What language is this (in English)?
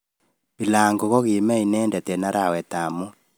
Kalenjin